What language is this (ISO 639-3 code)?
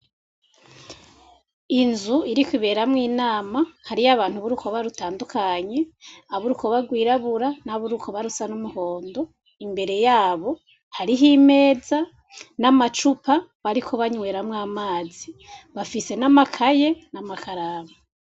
run